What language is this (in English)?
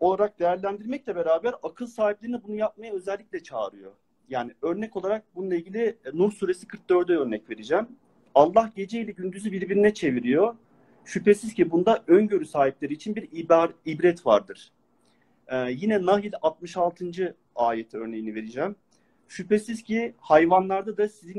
Turkish